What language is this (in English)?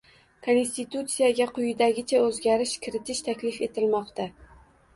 Uzbek